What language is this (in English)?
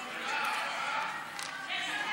Hebrew